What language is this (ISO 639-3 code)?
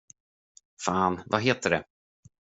swe